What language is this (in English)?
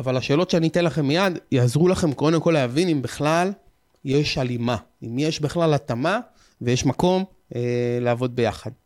Hebrew